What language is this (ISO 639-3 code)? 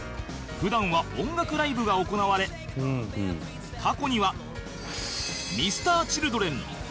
jpn